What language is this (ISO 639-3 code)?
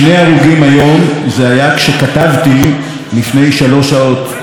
heb